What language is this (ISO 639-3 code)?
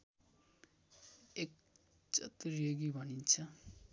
nep